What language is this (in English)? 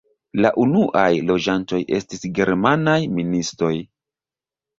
Esperanto